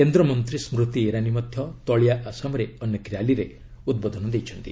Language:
Odia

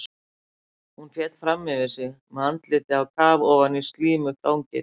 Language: Icelandic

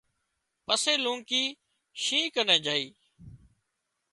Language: Wadiyara Koli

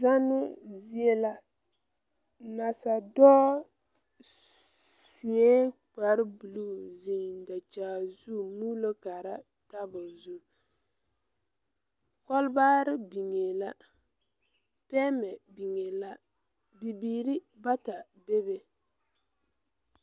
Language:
Southern Dagaare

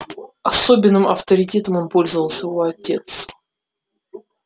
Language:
Russian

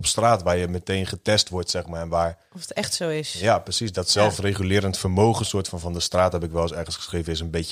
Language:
Dutch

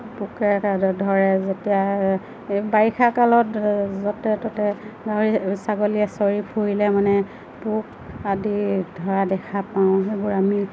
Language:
Assamese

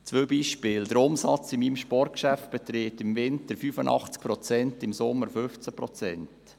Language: Swiss German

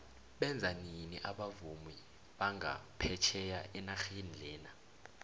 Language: South Ndebele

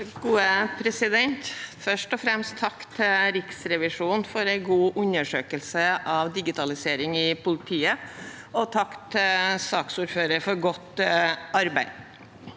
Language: Norwegian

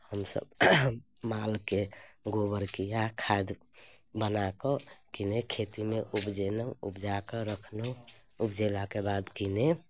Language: Maithili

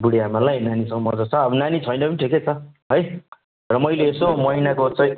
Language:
Nepali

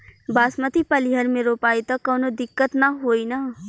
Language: Bhojpuri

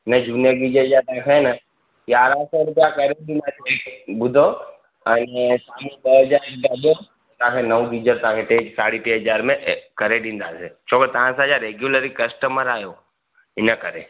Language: Sindhi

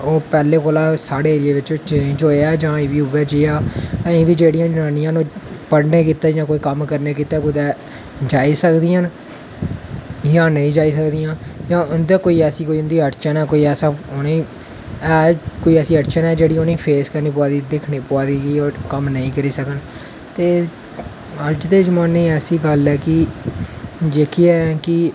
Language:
Dogri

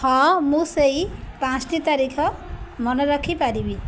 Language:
Odia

